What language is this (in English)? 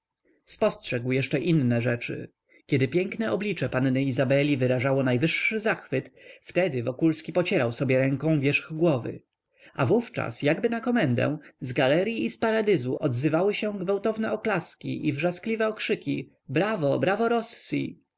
Polish